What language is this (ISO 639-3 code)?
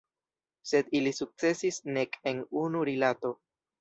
epo